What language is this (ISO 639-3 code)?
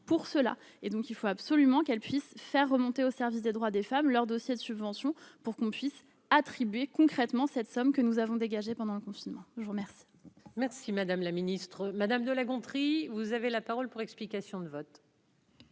fra